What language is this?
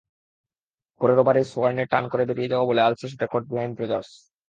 Bangla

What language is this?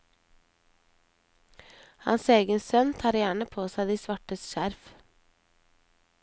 Norwegian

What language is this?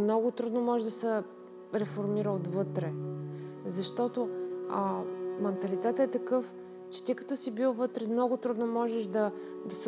Bulgarian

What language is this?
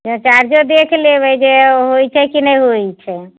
Maithili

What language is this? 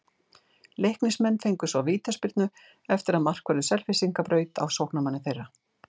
Icelandic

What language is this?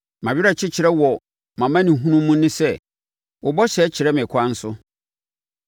Akan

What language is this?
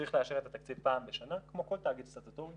Hebrew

